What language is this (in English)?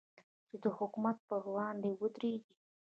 Pashto